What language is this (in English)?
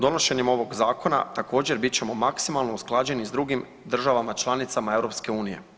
Croatian